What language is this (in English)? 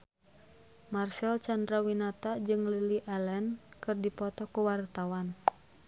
Sundanese